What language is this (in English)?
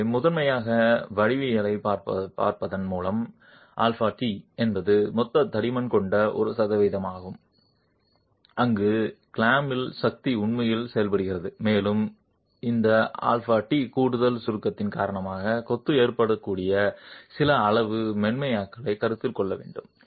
Tamil